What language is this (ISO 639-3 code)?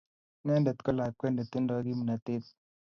kln